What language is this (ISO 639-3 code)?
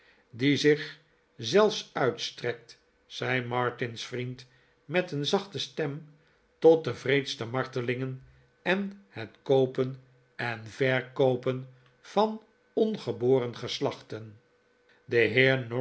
nld